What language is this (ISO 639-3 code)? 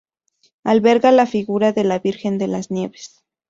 spa